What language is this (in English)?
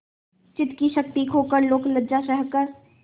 Hindi